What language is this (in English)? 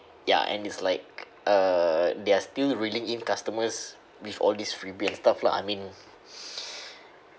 English